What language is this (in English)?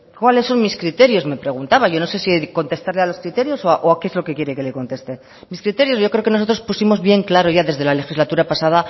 Spanish